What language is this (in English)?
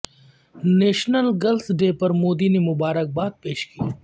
Urdu